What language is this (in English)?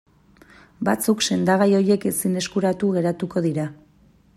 Basque